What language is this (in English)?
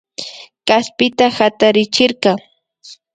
Imbabura Highland Quichua